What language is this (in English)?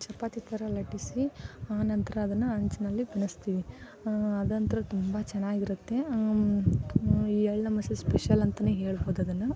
Kannada